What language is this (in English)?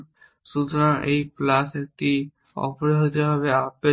Bangla